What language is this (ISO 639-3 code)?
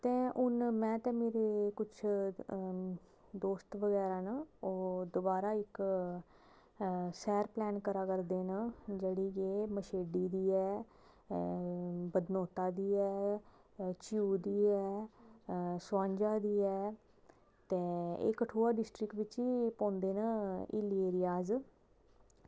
doi